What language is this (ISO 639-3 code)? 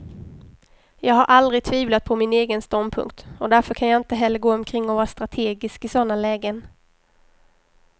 swe